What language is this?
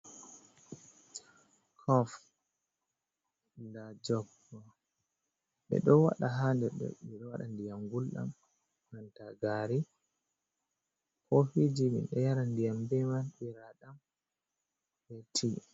Fula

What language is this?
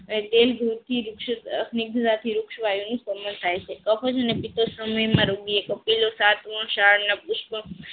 Gujarati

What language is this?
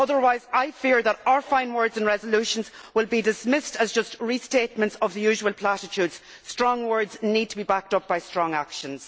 English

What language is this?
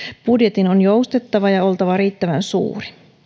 Finnish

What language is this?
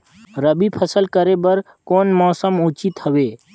Chhattisgarhi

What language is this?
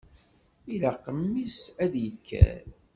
Kabyle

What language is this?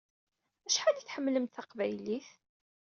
Kabyle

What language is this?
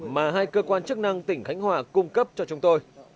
Vietnamese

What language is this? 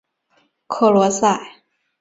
Chinese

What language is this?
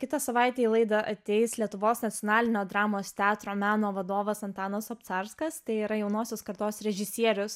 Lithuanian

